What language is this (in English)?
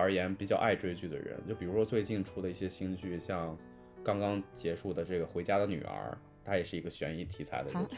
Chinese